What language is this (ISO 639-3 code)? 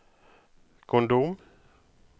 nor